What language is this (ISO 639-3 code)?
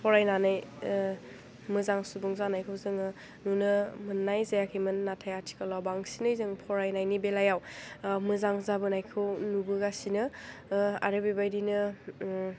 brx